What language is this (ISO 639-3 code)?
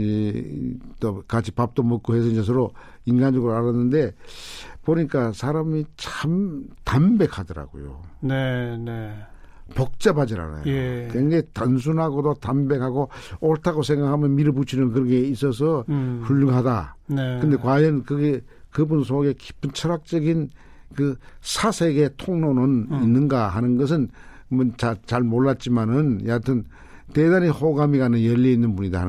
kor